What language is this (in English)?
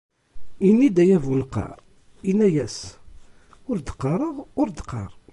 Kabyle